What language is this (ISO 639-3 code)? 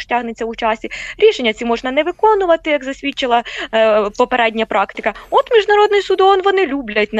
ukr